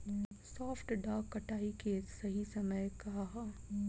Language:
Bhojpuri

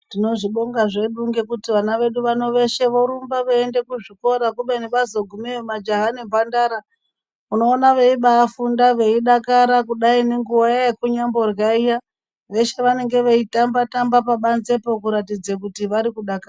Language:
Ndau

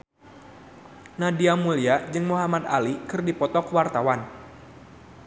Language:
Sundanese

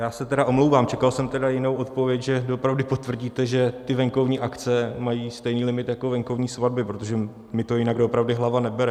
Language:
Czech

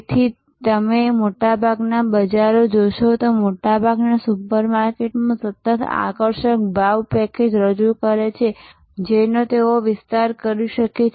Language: Gujarati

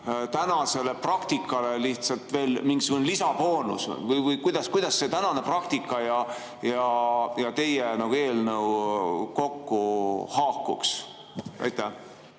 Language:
Estonian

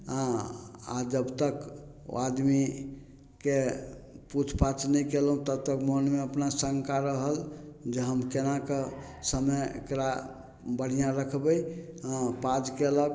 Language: Maithili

